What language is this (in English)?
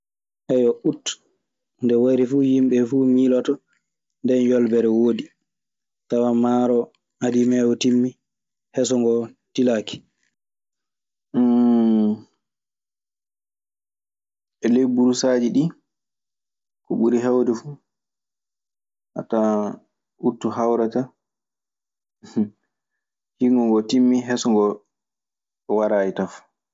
Maasina Fulfulde